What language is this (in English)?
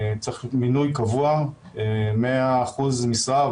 Hebrew